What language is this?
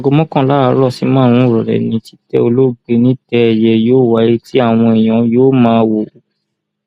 Yoruba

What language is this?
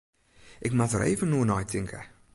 Western Frisian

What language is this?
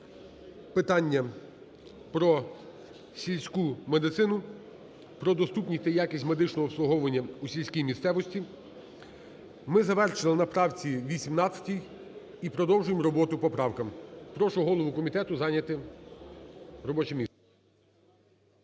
Ukrainian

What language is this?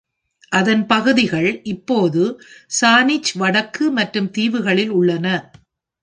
Tamil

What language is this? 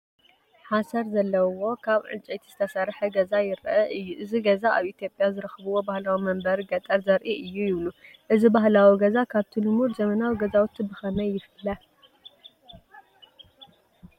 Tigrinya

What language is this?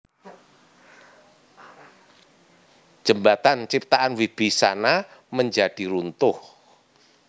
Javanese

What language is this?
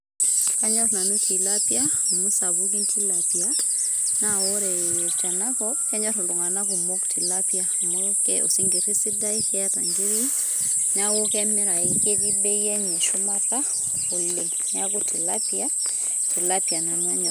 Masai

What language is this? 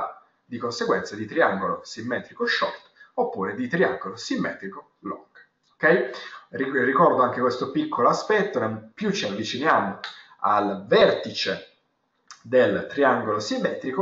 Italian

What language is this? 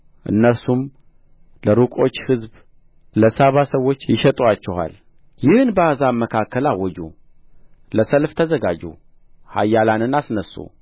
Amharic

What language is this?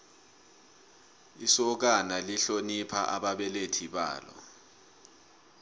South Ndebele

